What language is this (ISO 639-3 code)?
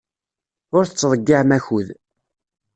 kab